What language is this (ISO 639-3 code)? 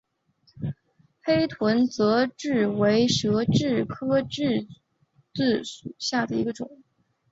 zho